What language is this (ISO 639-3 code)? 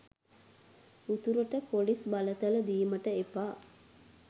sin